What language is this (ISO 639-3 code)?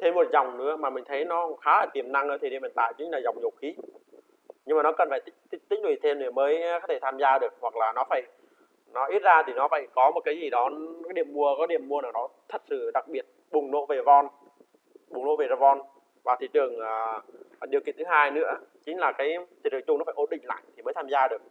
vie